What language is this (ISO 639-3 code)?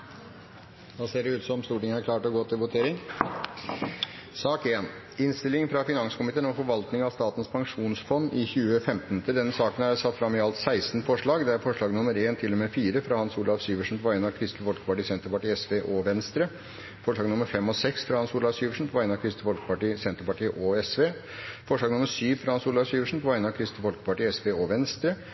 nno